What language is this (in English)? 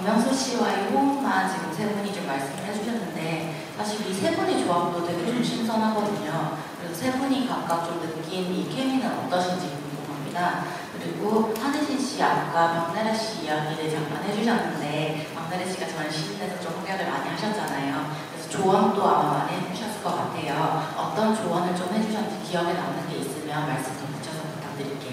Korean